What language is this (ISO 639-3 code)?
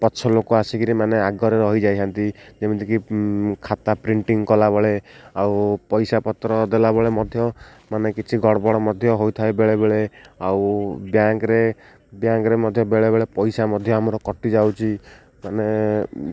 ori